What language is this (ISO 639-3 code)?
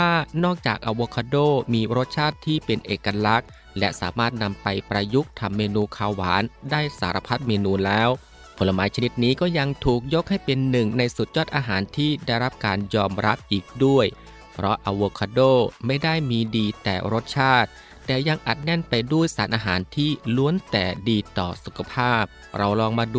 tha